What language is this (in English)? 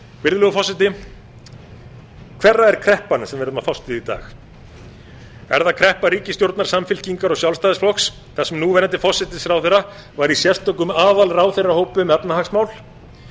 Icelandic